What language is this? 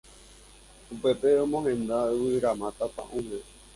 Guarani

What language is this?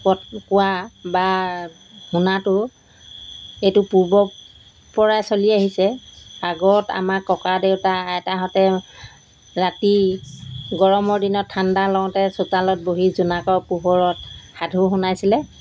Assamese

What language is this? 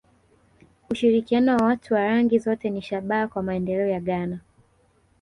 Swahili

